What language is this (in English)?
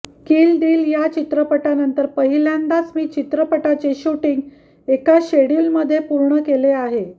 Marathi